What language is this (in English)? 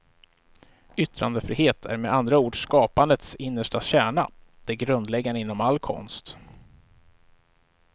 Swedish